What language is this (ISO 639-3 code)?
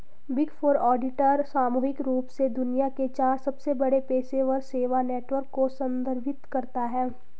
hin